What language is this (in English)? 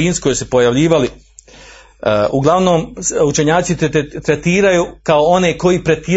Croatian